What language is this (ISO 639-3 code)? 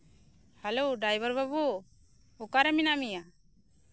sat